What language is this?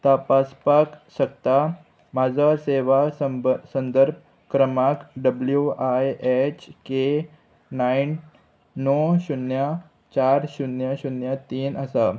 Konkani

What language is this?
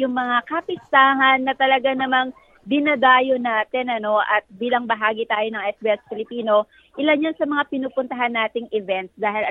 Filipino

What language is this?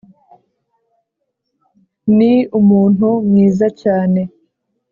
Kinyarwanda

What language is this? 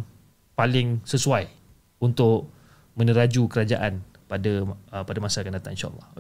Malay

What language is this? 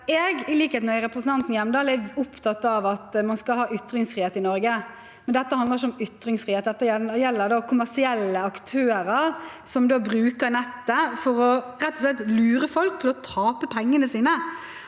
Norwegian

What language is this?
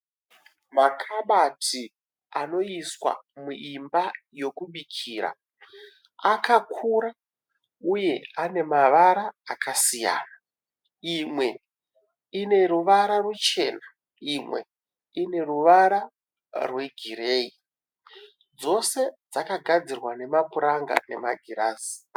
Shona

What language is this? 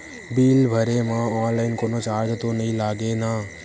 Chhattisgarhi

